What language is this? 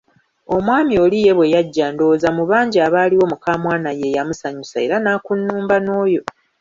Ganda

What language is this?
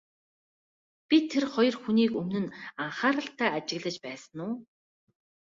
Mongolian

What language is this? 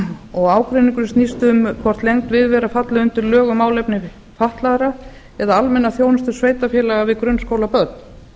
Icelandic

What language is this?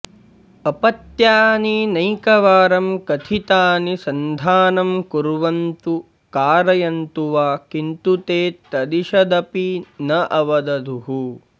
Sanskrit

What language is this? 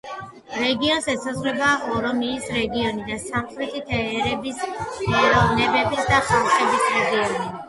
Georgian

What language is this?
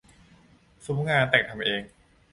Thai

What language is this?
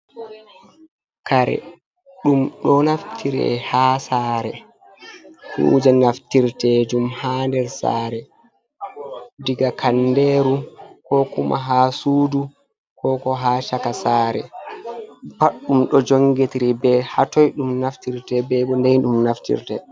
Fula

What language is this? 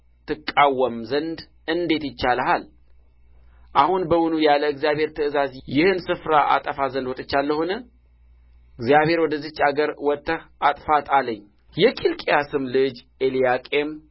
Amharic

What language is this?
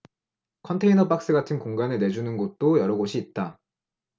Korean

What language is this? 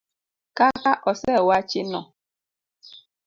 Luo (Kenya and Tanzania)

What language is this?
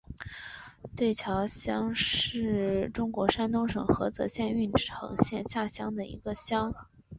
Chinese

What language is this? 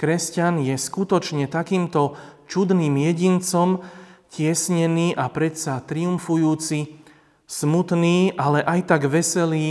Slovak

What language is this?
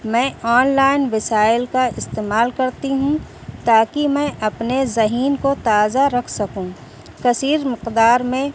Urdu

